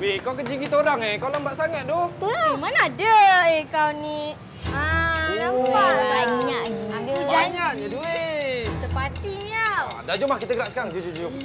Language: Malay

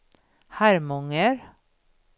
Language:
Swedish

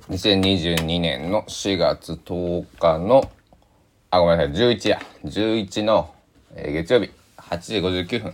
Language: Japanese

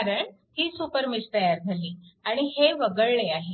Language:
Marathi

